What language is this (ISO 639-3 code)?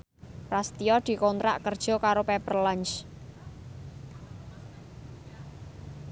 jav